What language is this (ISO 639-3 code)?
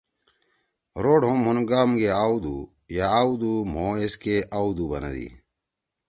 trw